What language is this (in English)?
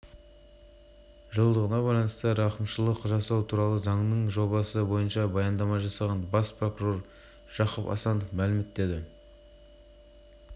Kazakh